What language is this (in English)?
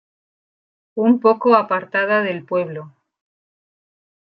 Spanish